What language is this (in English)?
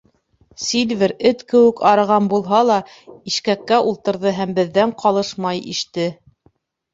Bashkir